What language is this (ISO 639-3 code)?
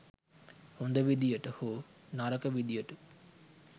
sin